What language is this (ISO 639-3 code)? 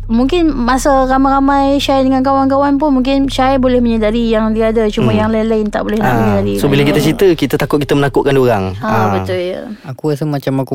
msa